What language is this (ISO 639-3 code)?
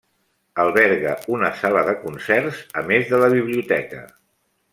cat